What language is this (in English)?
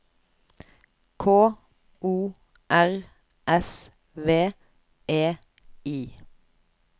Norwegian